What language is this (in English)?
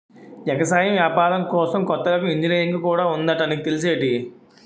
Telugu